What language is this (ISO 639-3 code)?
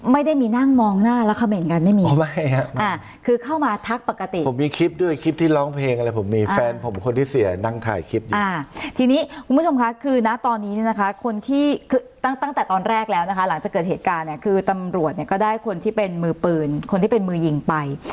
tha